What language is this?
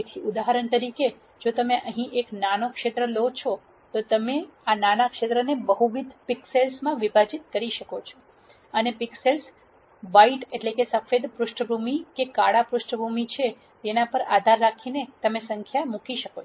Gujarati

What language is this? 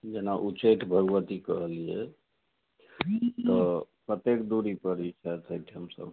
Maithili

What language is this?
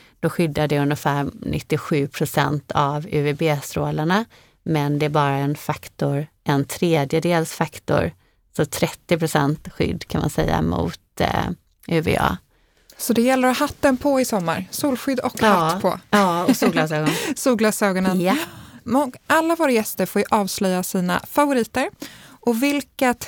Swedish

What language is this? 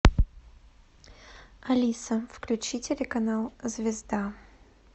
Russian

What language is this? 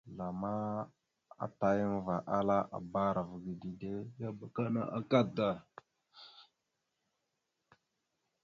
Mada (Cameroon)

